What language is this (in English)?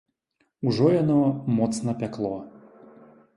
Belarusian